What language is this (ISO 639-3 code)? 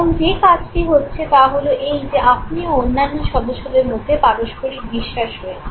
ben